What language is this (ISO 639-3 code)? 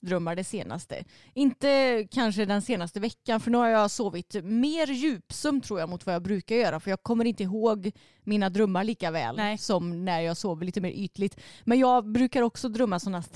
swe